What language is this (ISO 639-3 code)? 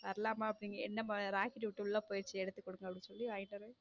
tam